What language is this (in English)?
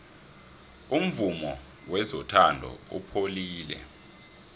South Ndebele